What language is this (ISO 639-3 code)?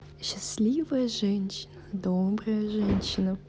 rus